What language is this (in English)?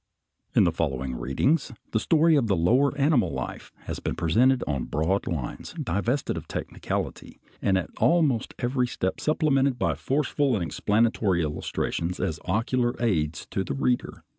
English